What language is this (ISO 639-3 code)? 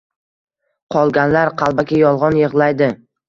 uzb